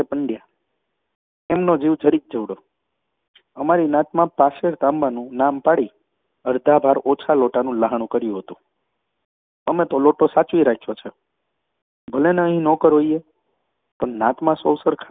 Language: Gujarati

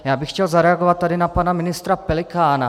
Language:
Czech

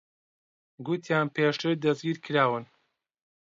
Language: Central Kurdish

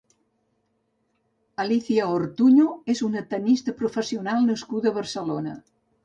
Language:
Catalan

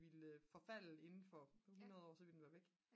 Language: Danish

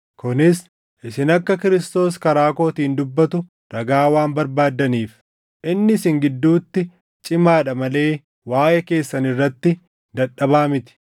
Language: Oromo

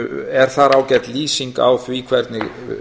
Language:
Icelandic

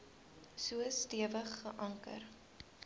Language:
Afrikaans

